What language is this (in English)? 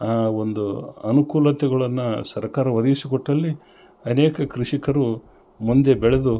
Kannada